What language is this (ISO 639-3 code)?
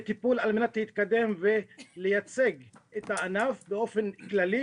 heb